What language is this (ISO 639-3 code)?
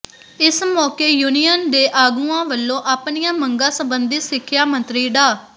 pan